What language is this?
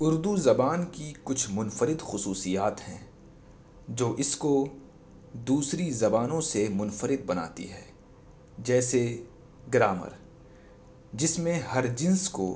Urdu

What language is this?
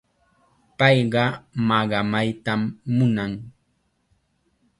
Chiquián Ancash Quechua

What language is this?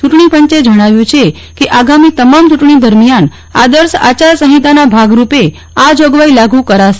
Gujarati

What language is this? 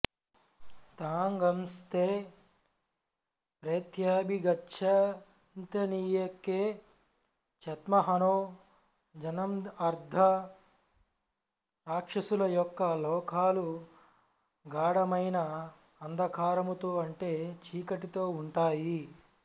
Telugu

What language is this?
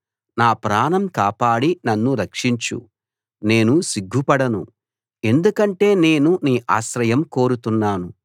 Telugu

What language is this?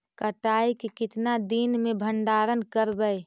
Magahi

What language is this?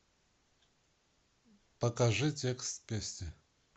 Russian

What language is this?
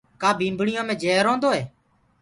Gurgula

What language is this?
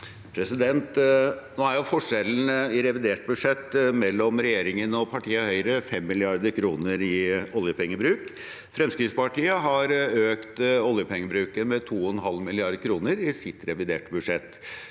Norwegian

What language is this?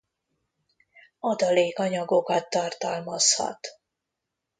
Hungarian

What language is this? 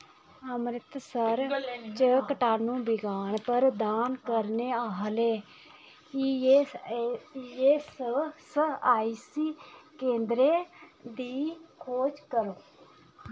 Dogri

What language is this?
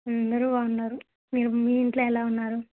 Telugu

